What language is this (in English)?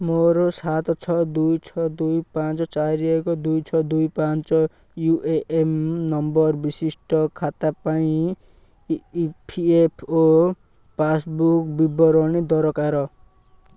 Odia